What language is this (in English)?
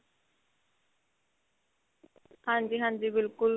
Punjabi